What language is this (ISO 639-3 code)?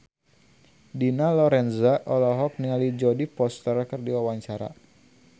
sun